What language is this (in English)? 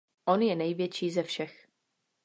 Czech